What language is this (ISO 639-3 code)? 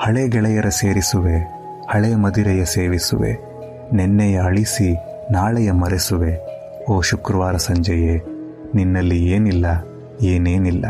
kan